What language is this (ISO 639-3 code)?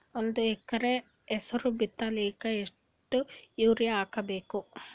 kan